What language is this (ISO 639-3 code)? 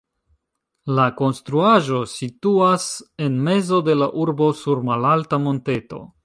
epo